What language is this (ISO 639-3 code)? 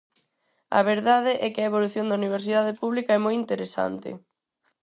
glg